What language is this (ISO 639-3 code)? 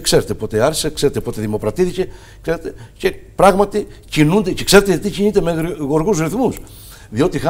ell